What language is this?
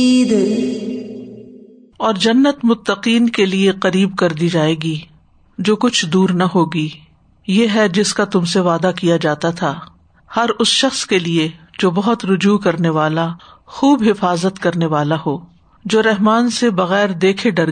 Urdu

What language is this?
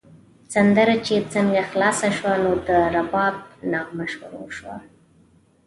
Pashto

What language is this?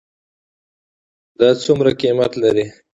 Pashto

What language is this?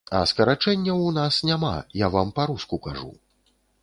Belarusian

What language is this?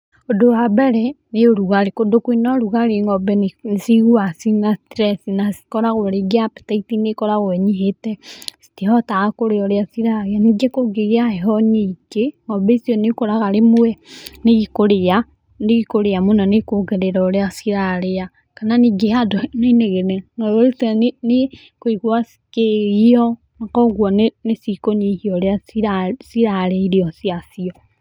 Kikuyu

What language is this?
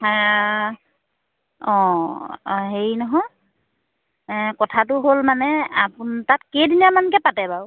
Assamese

